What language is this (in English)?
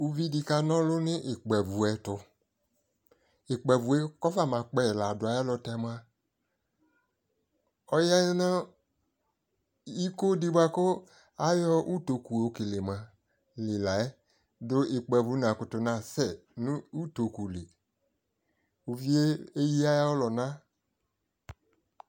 Ikposo